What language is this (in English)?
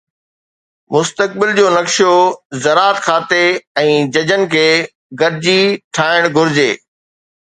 Sindhi